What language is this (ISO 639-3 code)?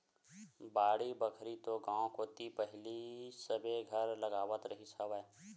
hne